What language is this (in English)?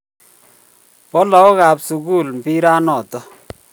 Kalenjin